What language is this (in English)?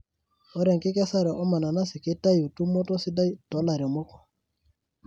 Masai